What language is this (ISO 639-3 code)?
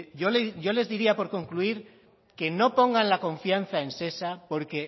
spa